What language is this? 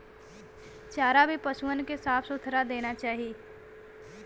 Bhojpuri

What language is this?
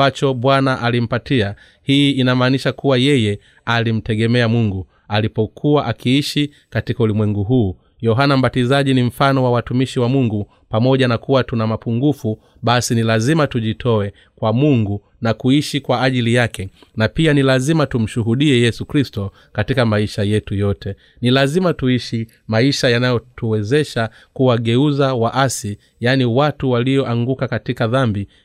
Swahili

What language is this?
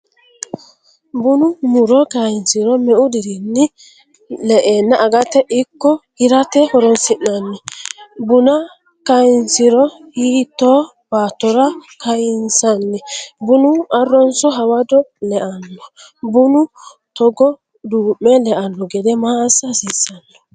Sidamo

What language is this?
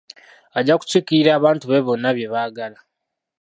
Ganda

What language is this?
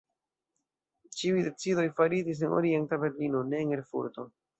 Esperanto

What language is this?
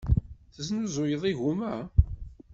Kabyle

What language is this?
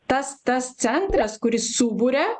Lithuanian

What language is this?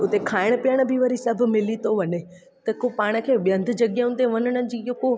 Sindhi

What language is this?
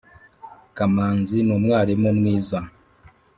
Kinyarwanda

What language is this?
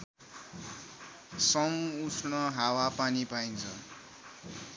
Nepali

